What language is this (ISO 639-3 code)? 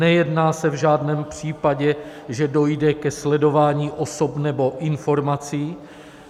ces